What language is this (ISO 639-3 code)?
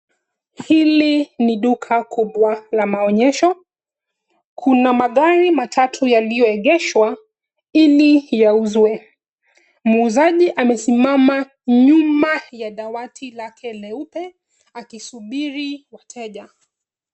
swa